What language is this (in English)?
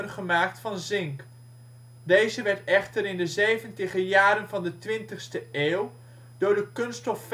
Dutch